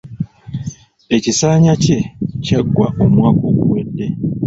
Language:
Ganda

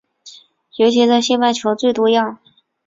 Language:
Chinese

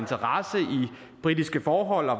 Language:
Danish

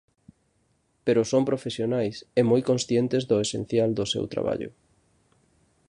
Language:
Galician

